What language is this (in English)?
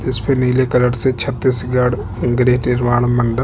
Hindi